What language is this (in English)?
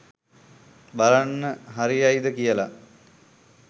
Sinhala